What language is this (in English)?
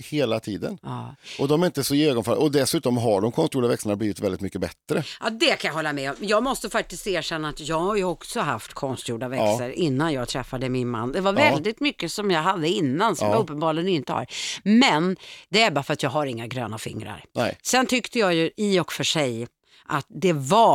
Swedish